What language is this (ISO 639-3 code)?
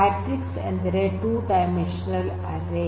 kan